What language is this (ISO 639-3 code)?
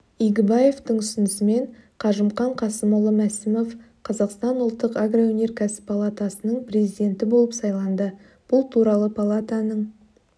kaz